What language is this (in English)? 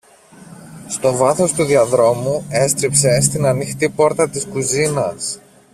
Greek